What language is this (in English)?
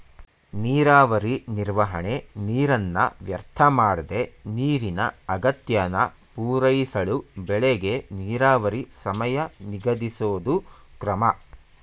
Kannada